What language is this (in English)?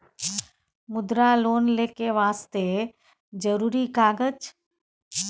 Maithili